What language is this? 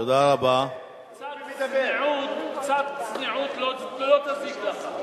Hebrew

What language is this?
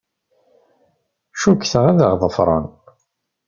Kabyle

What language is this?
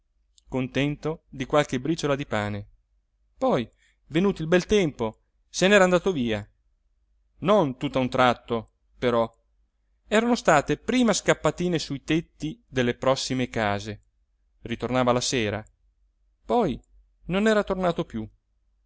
Italian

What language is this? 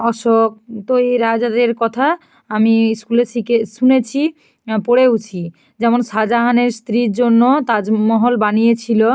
Bangla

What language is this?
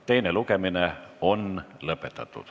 Estonian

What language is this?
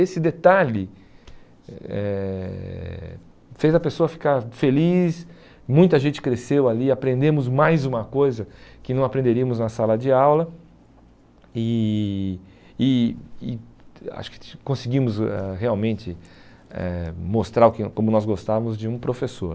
Portuguese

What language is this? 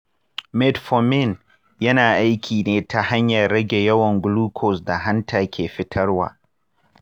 Hausa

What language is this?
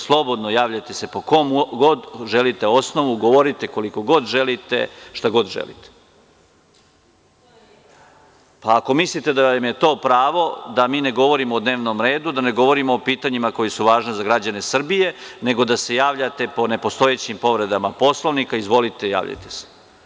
Serbian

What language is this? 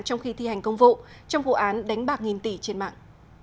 Vietnamese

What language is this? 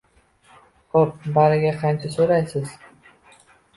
Uzbek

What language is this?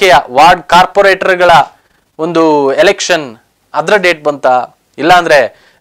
Kannada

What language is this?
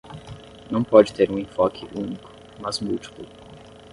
Portuguese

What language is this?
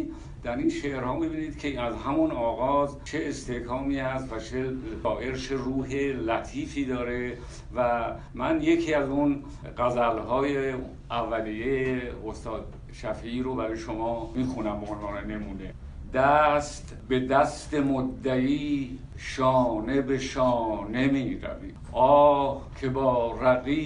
Persian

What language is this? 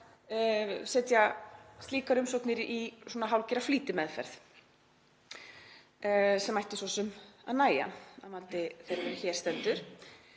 Icelandic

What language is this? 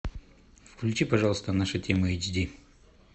Russian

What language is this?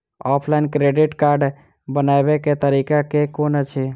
Maithili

